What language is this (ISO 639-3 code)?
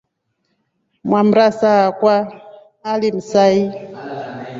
rof